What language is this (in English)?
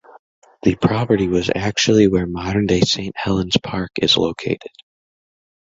English